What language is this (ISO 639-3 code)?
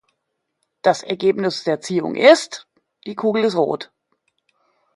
deu